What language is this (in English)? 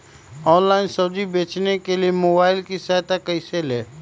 Magahi